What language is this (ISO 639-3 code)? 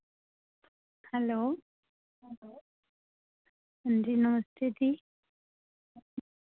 doi